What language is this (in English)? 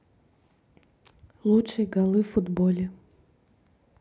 Russian